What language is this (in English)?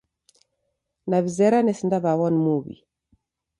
Taita